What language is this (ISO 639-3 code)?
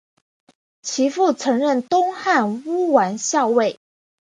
zho